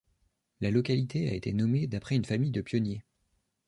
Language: French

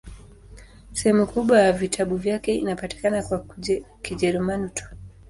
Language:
Swahili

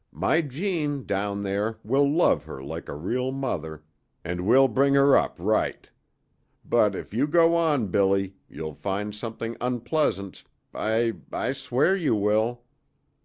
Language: English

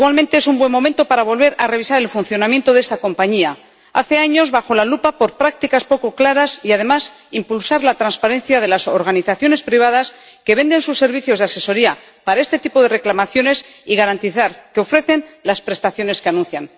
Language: Spanish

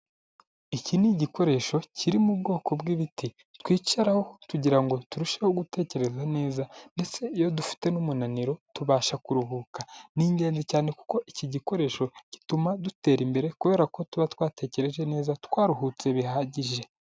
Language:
Kinyarwanda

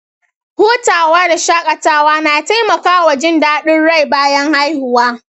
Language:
Hausa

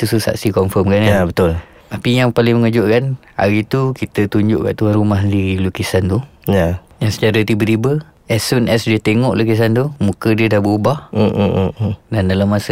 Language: Malay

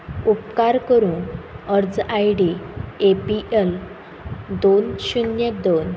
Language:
Konkani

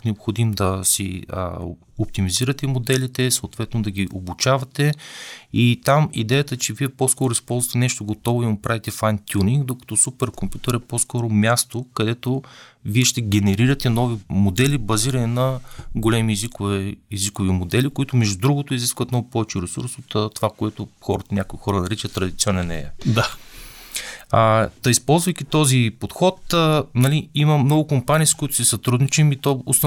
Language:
Bulgarian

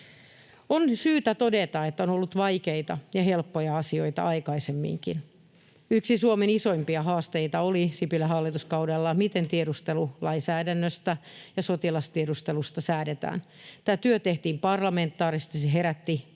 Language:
Finnish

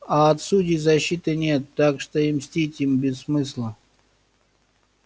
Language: Russian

